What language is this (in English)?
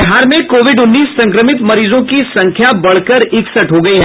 Hindi